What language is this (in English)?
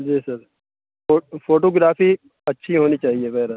Urdu